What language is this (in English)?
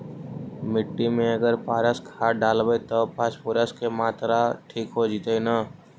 Magahi